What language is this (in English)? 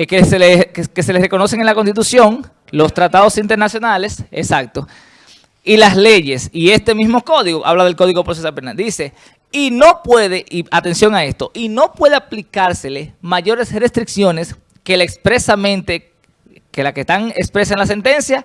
Spanish